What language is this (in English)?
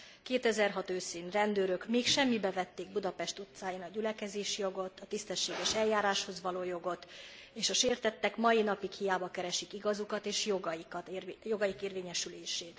Hungarian